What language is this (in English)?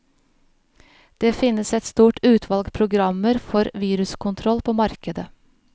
Norwegian